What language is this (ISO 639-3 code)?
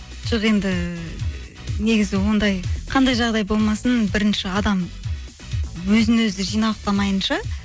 kaz